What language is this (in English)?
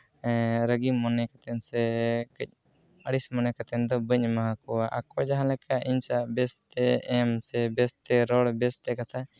Santali